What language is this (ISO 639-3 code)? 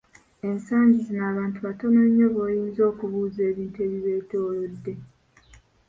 lug